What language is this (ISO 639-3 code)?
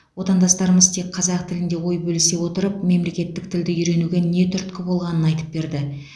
kaz